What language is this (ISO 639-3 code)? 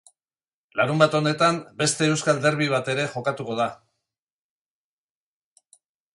eus